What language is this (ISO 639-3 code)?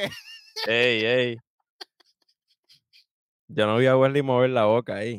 spa